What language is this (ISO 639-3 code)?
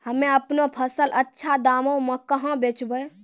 mai